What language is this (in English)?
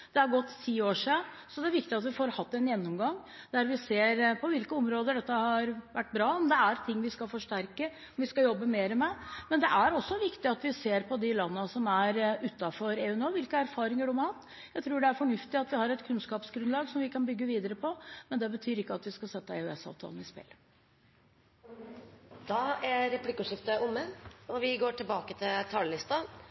Norwegian